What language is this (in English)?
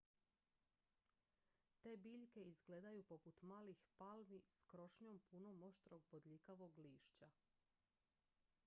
Croatian